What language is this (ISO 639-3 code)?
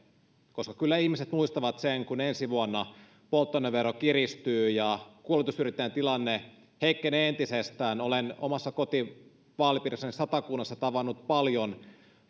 fin